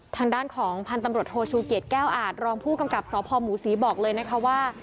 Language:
Thai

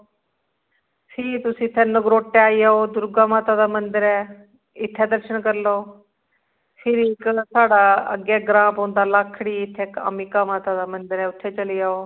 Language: Dogri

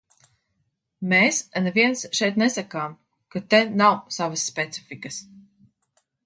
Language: Latvian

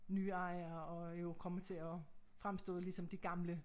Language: Danish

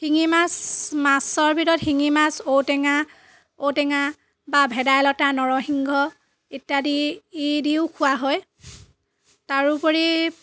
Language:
Assamese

